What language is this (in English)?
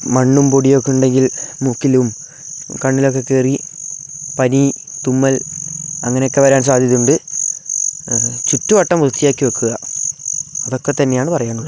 Malayalam